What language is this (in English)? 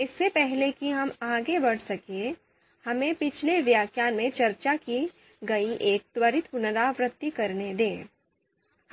Hindi